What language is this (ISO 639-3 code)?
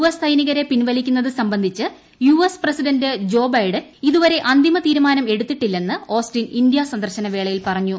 mal